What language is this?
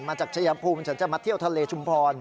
Thai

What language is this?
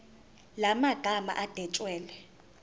Zulu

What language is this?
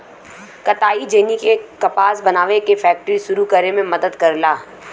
Bhojpuri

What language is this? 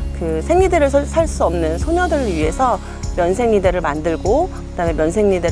Korean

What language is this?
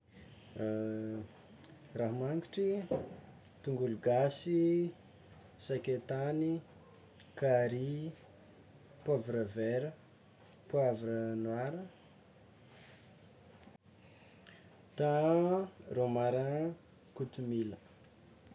Tsimihety Malagasy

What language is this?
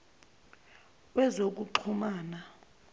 Zulu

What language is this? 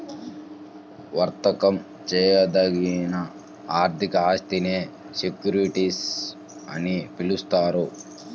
Telugu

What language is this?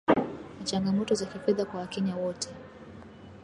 Swahili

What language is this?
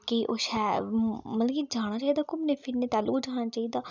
Dogri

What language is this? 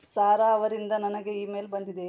Kannada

